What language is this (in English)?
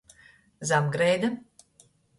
Latgalian